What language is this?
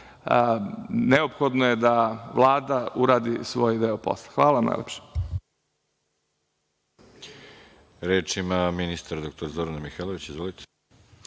Serbian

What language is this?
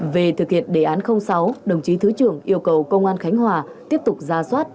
Vietnamese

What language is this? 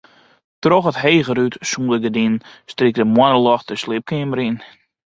Western Frisian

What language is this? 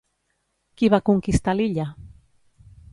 Catalan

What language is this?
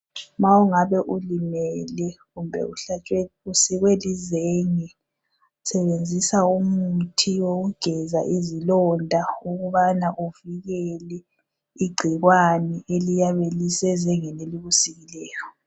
North Ndebele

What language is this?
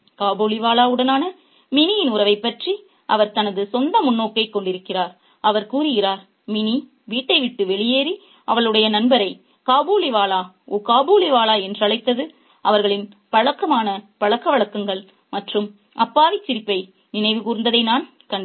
Tamil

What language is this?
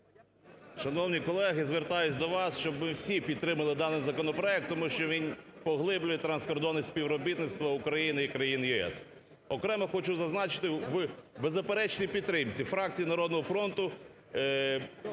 Ukrainian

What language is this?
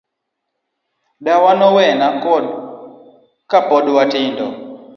Luo (Kenya and Tanzania)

